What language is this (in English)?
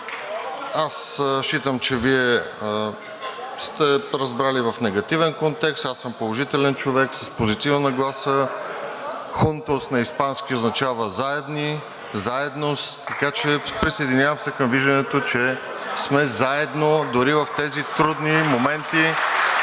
Bulgarian